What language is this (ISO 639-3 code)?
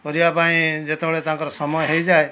ori